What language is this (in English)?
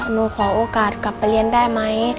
Thai